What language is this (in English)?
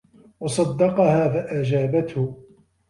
Arabic